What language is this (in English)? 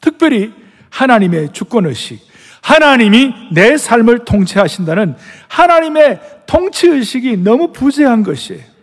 Korean